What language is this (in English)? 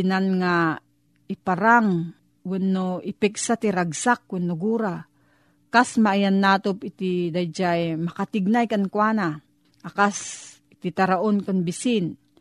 Filipino